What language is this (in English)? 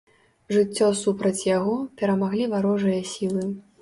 Belarusian